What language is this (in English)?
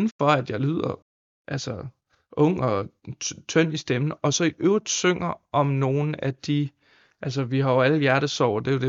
Danish